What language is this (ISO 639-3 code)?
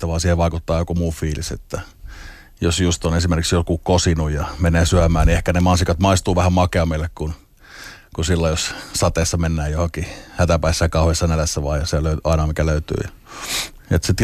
fin